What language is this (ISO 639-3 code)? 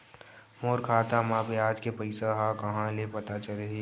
hne